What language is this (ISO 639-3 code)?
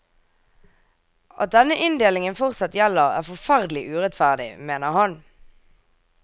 nor